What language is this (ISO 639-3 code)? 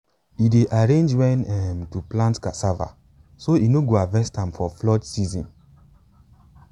pcm